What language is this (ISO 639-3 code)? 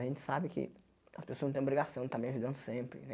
por